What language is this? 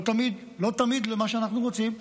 Hebrew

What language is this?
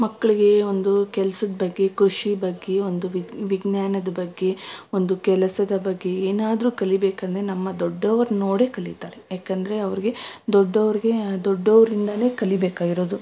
Kannada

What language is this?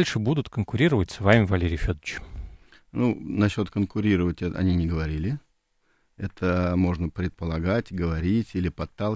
Russian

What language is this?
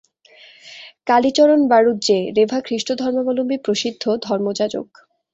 Bangla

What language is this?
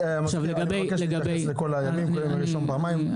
Hebrew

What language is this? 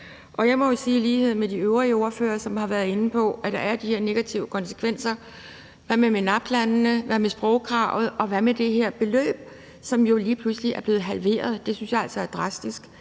Danish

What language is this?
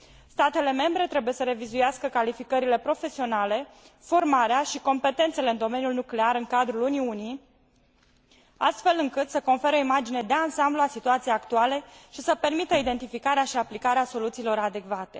Romanian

